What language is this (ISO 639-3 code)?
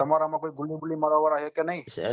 guj